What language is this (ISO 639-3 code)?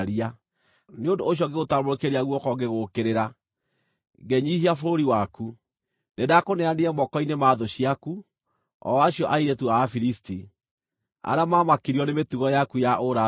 kik